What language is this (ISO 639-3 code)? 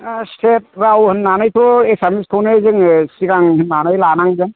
brx